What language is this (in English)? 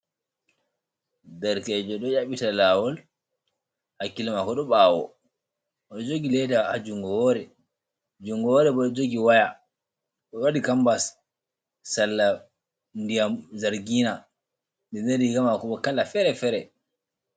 Fula